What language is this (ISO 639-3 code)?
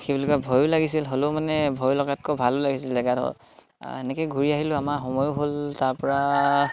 asm